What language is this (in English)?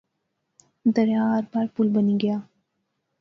Pahari-Potwari